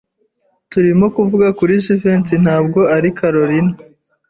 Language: Kinyarwanda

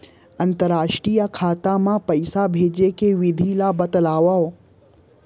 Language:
Chhattisgarhi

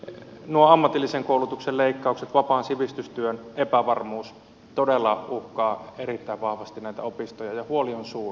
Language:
Finnish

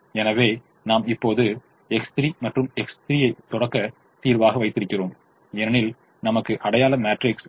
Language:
Tamil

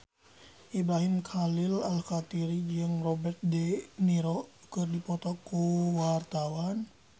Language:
Sundanese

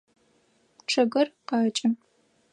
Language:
Adyghe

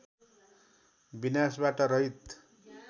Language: Nepali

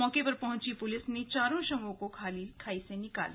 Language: Hindi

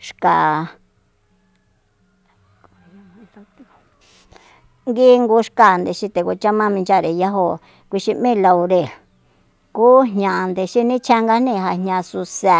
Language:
Soyaltepec Mazatec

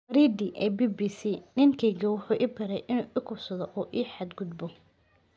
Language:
Somali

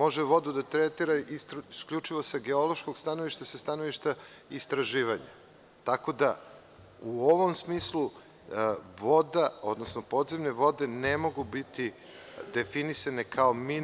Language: Serbian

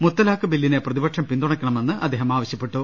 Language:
Malayalam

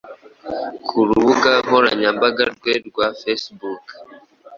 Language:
Kinyarwanda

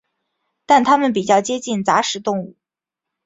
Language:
Chinese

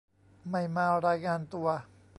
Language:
Thai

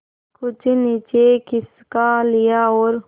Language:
Hindi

